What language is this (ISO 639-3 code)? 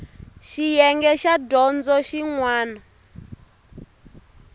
tso